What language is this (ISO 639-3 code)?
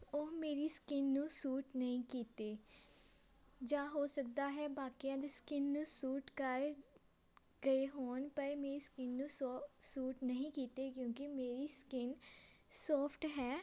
pan